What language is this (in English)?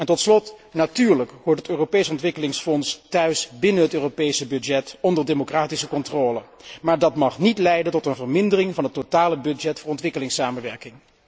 Dutch